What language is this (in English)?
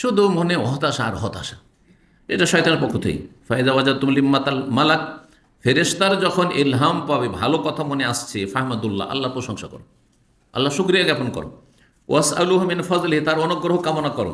Bangla